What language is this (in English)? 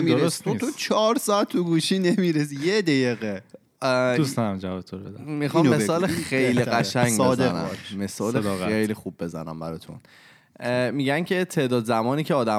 Persian